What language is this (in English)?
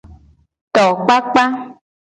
Gen